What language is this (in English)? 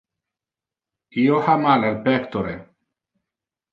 Interlingua